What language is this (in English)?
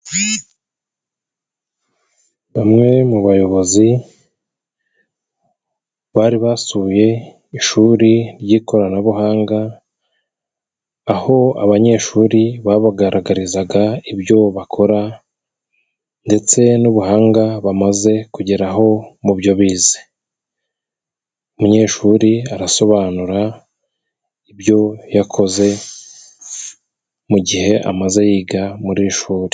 Kinyarwanda